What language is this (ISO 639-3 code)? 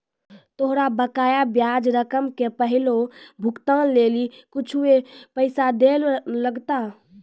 mai